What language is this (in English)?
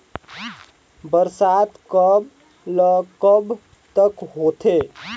Chhattisgarhi